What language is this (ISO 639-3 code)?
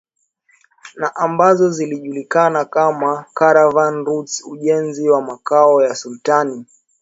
swa